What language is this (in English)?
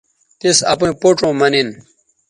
Bateri